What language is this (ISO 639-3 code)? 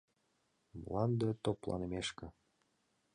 chm